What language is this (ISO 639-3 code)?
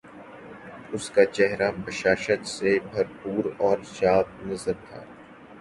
urd